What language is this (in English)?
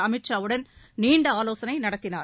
Tamil